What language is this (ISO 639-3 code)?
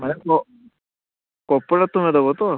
ori